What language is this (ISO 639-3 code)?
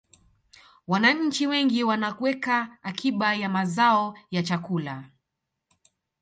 swa